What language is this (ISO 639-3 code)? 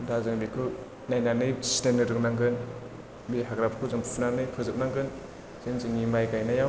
brx